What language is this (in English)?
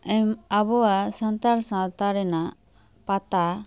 Santali